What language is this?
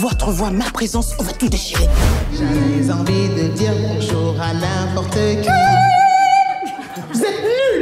French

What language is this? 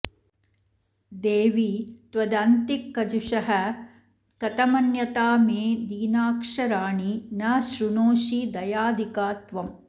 Sanskrit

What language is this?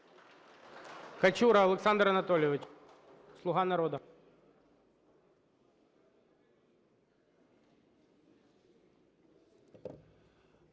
Ukrainian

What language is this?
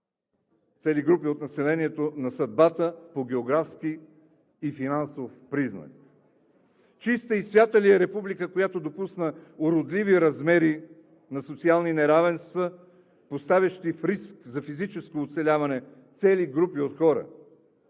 Bulgarian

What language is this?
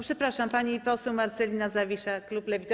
Polish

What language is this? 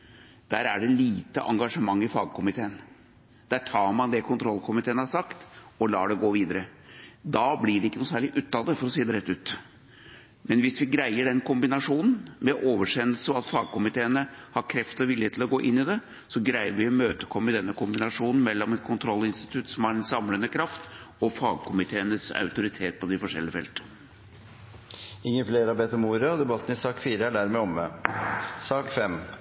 Norwegian Bokmål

